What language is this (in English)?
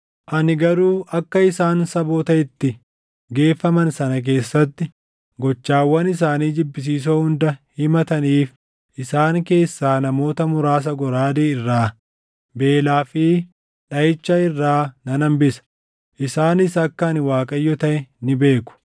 Oromo